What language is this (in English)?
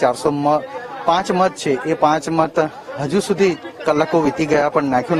Hindi